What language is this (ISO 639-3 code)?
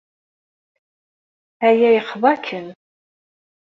kab